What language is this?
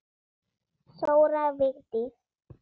Icelandic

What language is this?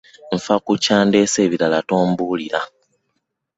Ganda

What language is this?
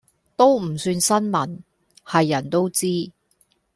Cantonese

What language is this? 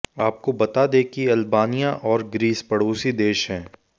Hindi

